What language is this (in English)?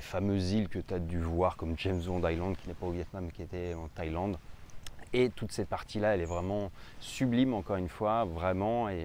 French